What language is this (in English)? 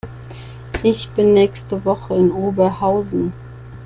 German